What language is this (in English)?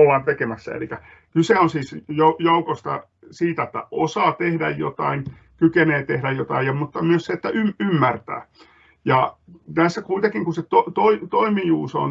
Finnish